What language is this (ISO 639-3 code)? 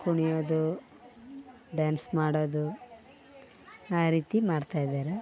kan